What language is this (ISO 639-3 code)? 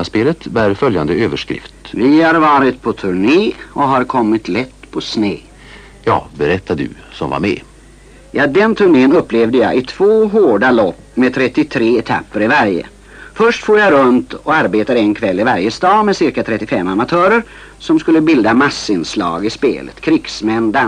swe